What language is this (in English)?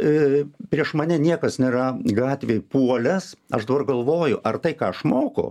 Lithuanian